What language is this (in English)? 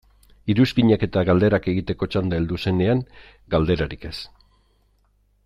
Basque